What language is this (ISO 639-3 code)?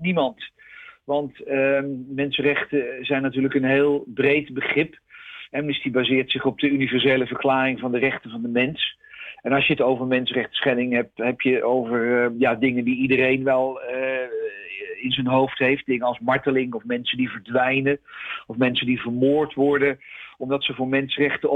nld